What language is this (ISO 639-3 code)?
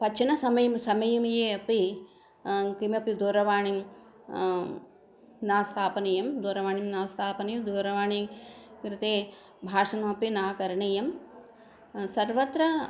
san